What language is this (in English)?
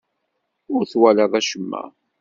Kabyle